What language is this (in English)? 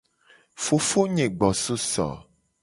Gen